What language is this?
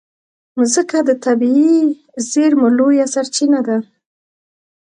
Pashto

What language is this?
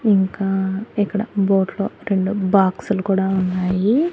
Telugu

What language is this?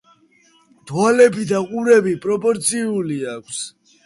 Georgian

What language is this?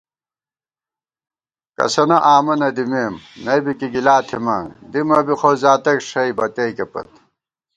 Gawar-Bati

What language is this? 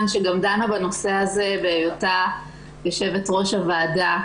Hebrew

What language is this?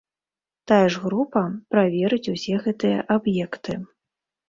Belarusian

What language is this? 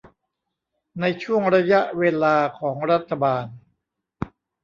Thai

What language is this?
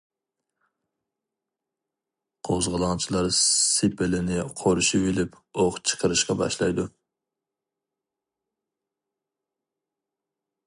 Uyghur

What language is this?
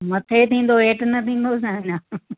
Sindhi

